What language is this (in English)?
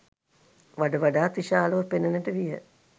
Sinhala